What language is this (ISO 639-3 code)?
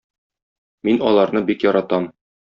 tat